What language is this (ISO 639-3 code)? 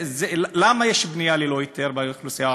heb